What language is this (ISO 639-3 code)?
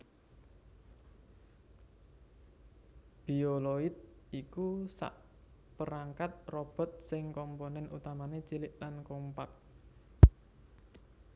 jav